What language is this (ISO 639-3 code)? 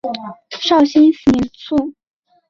zho